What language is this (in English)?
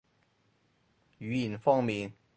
Cantonese